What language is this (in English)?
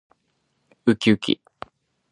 Japanese